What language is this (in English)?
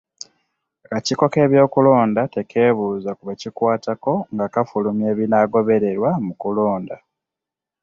Ganda